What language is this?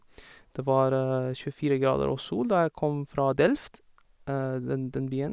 Norwegian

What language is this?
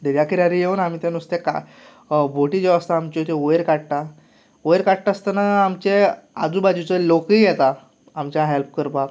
Konkani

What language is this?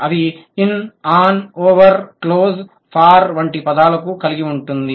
Telugu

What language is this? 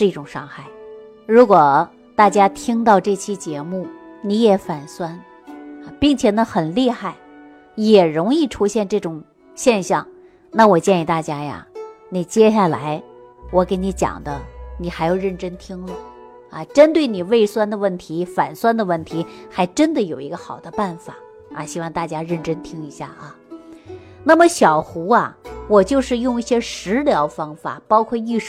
Chinese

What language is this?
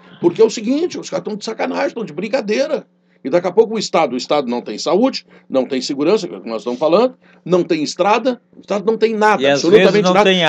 Portuguese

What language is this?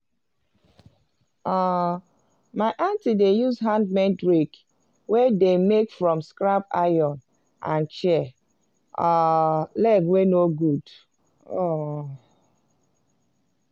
Nigerian Pidgin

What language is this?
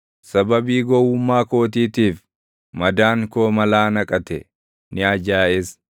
Oromo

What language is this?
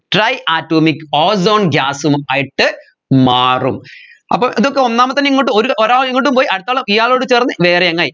Malayalam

